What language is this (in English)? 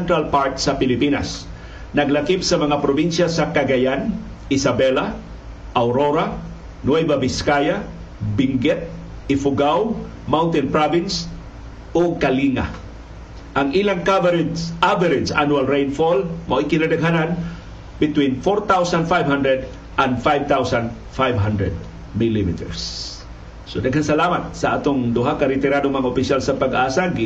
Filipino